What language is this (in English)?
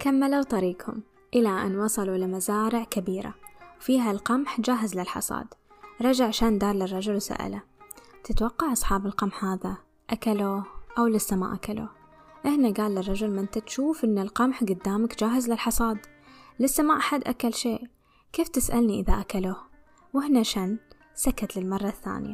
Arabic